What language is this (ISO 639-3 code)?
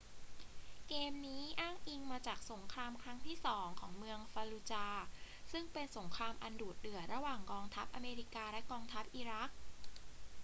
tha